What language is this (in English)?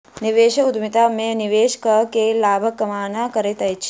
Maithili